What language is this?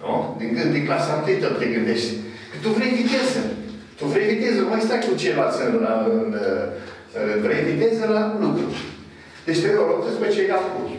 Romanian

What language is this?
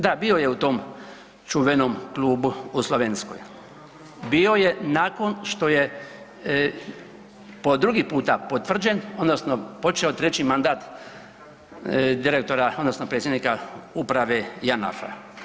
Croatian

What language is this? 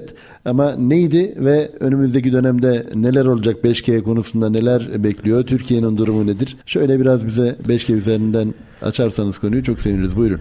Turkish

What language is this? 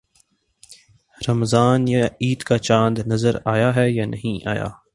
Urdu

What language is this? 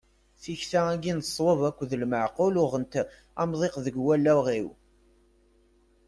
Kabyle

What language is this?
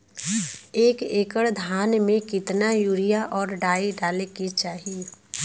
Bhojpuri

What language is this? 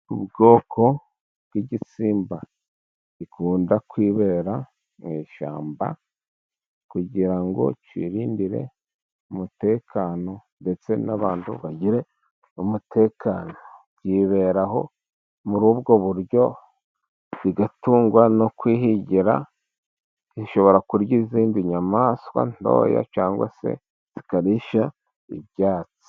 Kinyarwanda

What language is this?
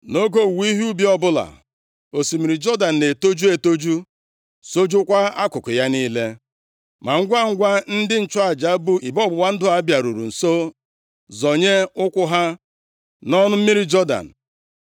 Igbo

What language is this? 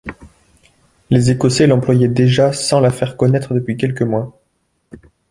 French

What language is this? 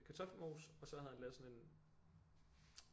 Danish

